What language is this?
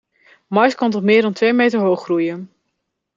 Dutch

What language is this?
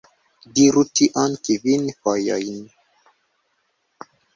Esperanto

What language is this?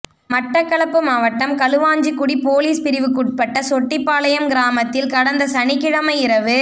Tamil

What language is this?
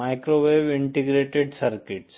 Hindi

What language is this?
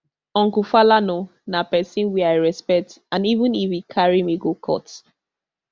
Nigerian Pidgin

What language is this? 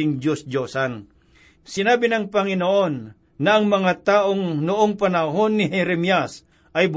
Filipino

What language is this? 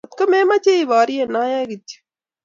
Kalenjin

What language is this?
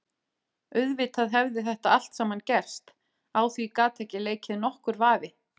Icelandic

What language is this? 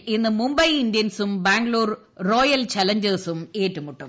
Malayalam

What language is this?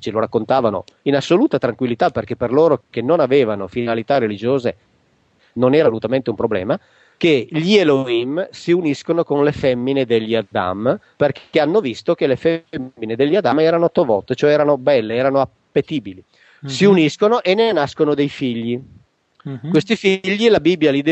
Italian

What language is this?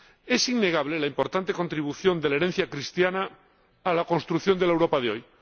Spanish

